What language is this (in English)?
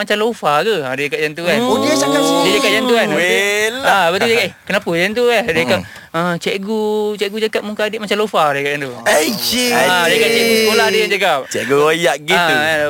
Malay